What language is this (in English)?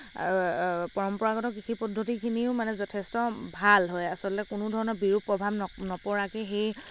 Assamese